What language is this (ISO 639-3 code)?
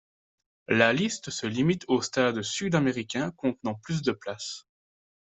fra